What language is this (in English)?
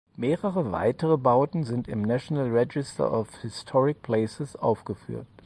German